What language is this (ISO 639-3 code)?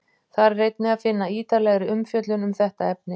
isl